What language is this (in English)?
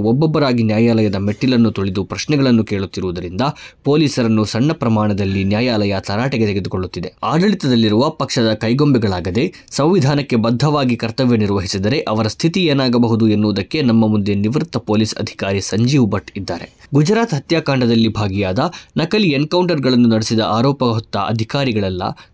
Kannada